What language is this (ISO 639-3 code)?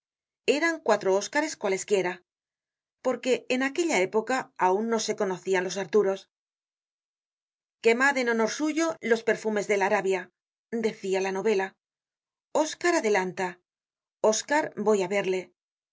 spa